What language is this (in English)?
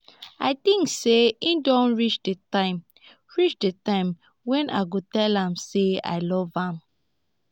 Nigerian Pidgin